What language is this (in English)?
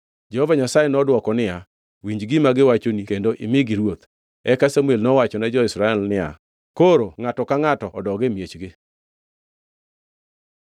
Luo (Kenya and Tanzania)